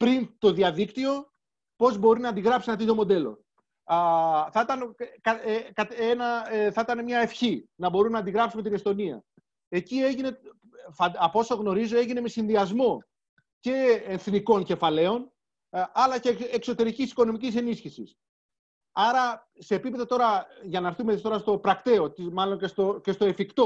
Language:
Greek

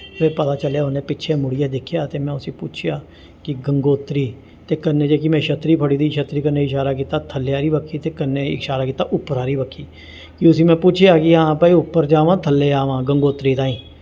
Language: Dogri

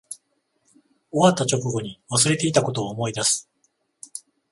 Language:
Japanese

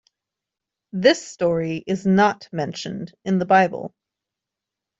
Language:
English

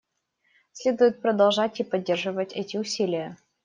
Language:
Russian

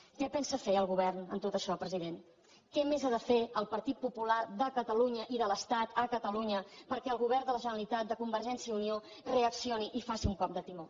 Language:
Catalan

